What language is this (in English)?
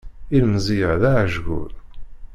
Kabyle